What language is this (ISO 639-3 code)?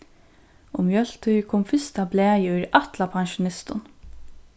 fao